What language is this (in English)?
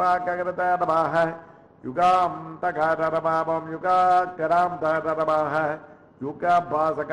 Dutch